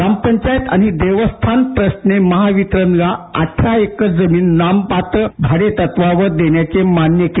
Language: Marathi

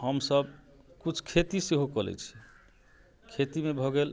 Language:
Maithili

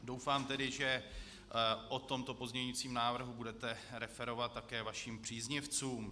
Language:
Czech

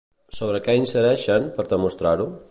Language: Catalan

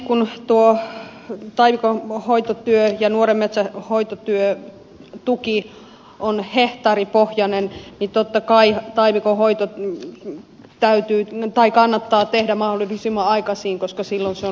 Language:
Finnish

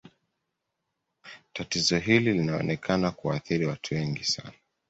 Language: Swahili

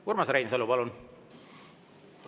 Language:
Estonian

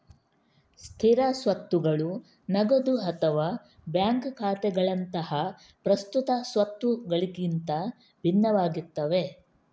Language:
Kannada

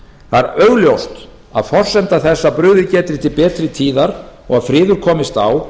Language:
Icelandic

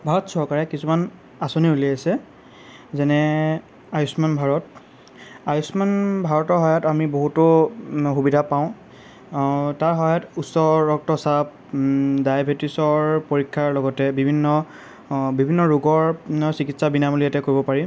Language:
Assamese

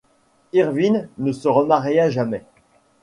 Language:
French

